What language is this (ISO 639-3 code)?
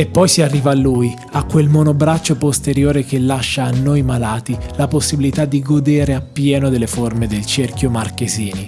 ita